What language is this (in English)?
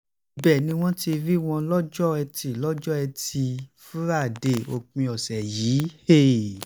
Yoruba